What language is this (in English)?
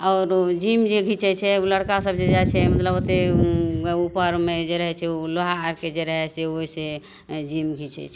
Maithili